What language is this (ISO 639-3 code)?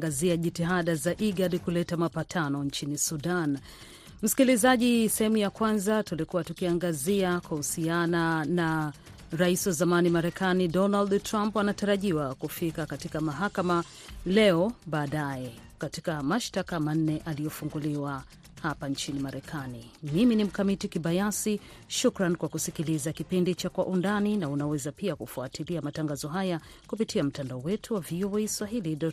swa